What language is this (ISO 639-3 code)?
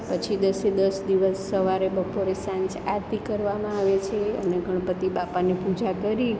guj